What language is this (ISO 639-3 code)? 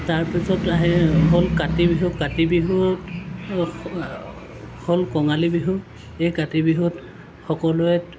asm